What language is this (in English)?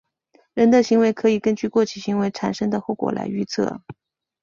Chinese